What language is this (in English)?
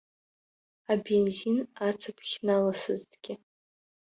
Abkhazian